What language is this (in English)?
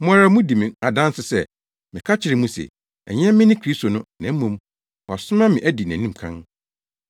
Akan